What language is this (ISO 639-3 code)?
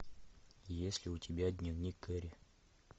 rus